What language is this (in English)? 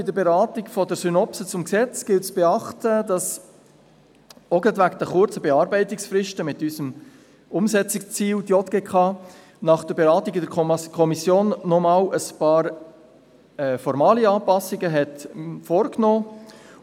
Swiss German